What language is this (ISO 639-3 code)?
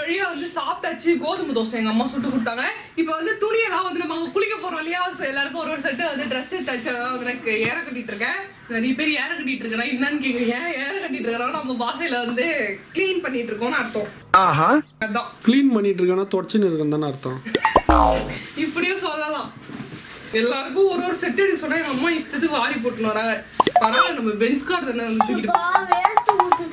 hin